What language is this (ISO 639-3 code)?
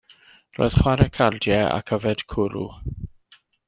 cym